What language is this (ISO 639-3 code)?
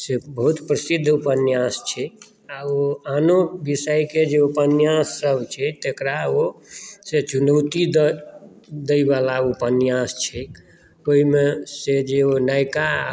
mai